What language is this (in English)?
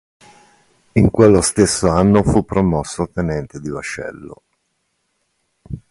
Italian